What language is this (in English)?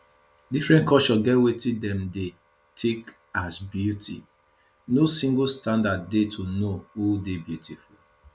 Nigerian Pidgin